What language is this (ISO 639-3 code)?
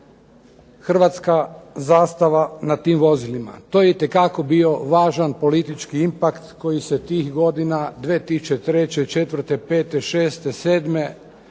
hrv